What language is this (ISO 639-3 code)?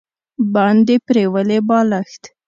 pus